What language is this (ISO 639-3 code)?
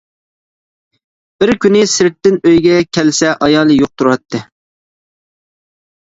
uig